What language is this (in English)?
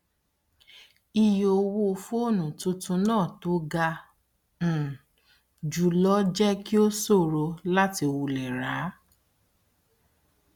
Yoruba